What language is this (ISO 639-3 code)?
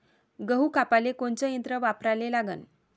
mar